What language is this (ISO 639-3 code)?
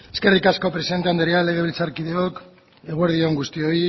eus